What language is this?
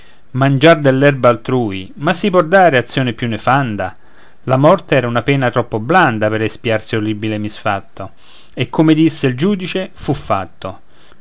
Italian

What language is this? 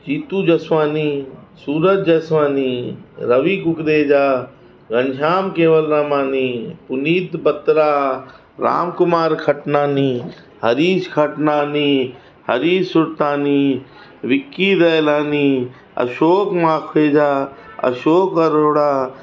Sindhi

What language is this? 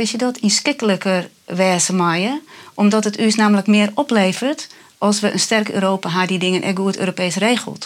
Dutch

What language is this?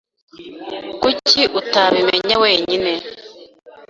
Kinyarwanda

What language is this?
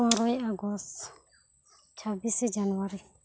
Santali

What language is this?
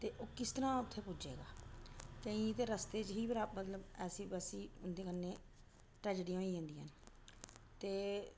Dogri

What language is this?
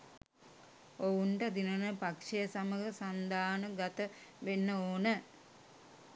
Sinhala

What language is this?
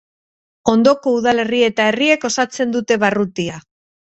Basque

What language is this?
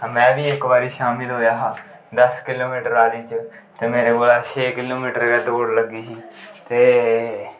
Dogri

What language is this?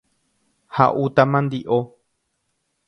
Guarani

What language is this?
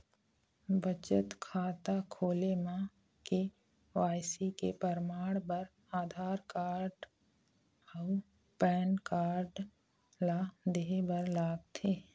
Chhattisgarhi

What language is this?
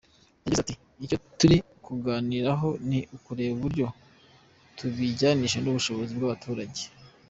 Kinyarwanda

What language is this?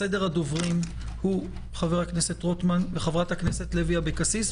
Hebrew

